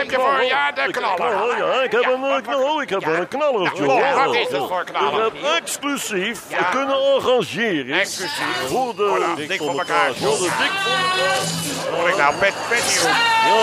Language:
Dutch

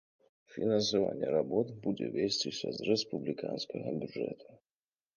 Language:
Belarusian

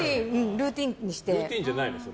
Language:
Japanese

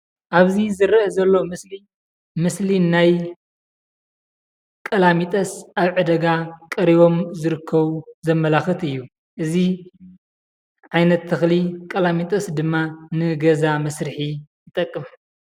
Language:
Tigrinya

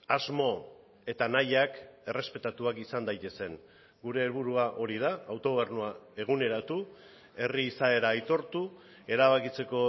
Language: Basque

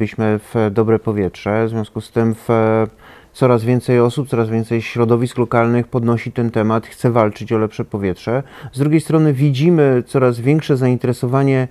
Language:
Polish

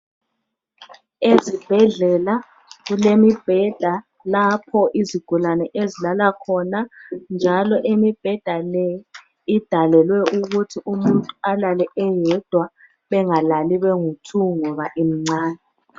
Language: North Ndebele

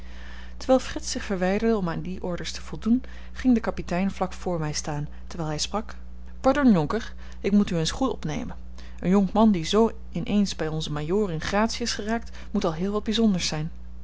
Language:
Dutch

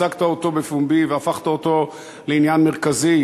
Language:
Hebrew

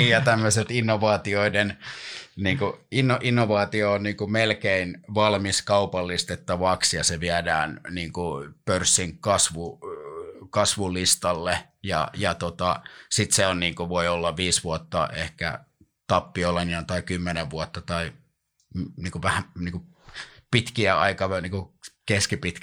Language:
Finnish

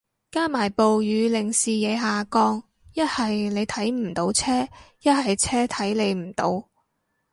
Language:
Cantonese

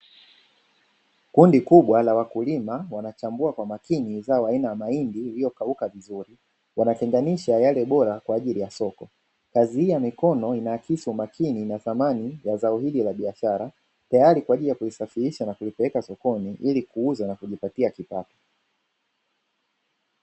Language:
Swahili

